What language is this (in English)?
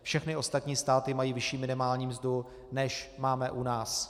Czech